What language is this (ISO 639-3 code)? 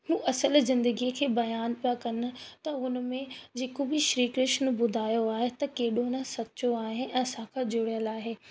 snd